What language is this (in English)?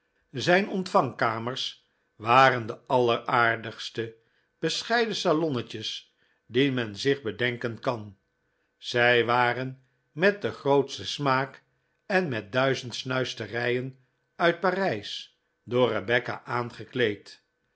Dutch